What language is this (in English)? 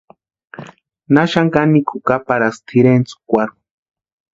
Western Highland Purepecha